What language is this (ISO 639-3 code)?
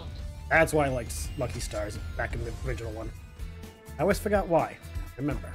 eng